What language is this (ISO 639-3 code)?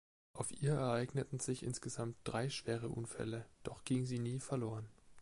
deu